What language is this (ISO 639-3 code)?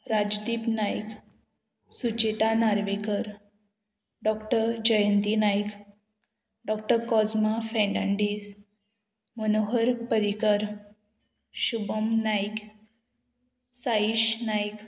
kok